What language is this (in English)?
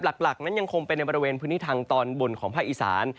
Thai